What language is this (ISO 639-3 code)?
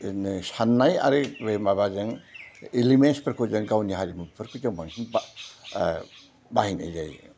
brx